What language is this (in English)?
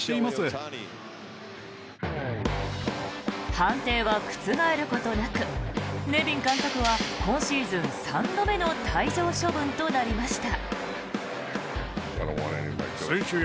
Japanese